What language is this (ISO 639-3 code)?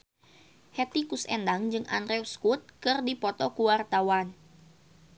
sun